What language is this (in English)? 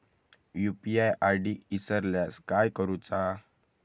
Marathi